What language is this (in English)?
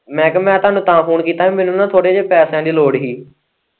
Punjabi